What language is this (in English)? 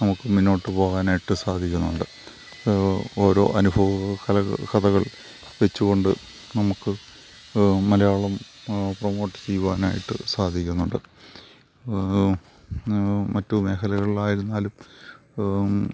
Malayalam